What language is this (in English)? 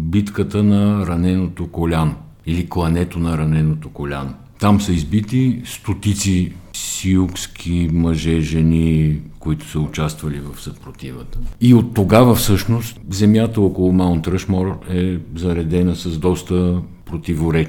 Bulgarian